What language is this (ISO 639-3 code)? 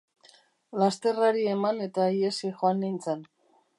eus